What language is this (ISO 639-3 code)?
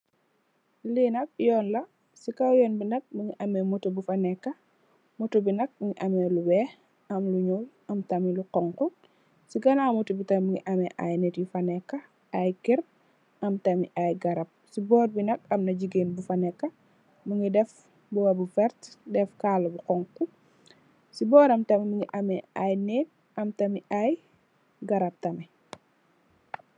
wol